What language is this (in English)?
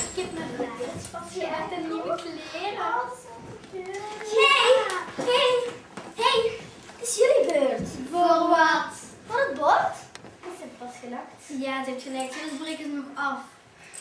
Dutch